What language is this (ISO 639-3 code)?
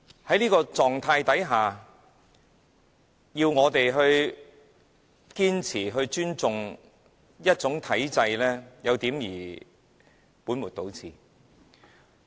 yue